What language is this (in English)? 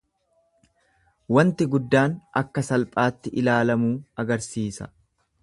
Oromo